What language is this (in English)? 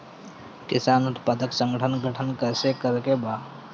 Bhojpuri